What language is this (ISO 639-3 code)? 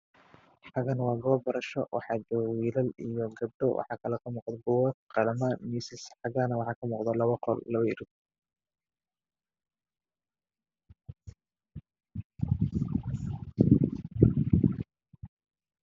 som